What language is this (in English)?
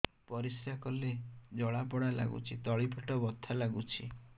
Odia